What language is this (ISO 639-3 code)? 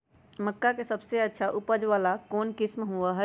mag